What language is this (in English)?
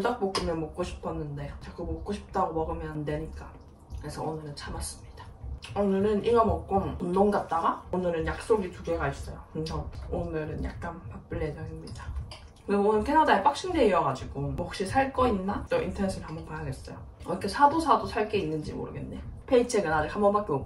Korean